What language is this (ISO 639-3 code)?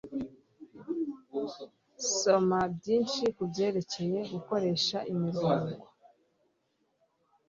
kin